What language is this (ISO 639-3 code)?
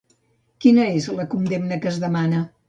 cat